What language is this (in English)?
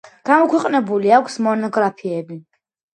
Georgian